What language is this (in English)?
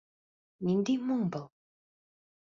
Bashkir